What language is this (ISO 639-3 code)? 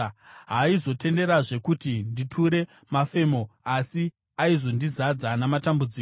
sna